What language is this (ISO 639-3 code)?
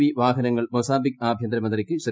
mal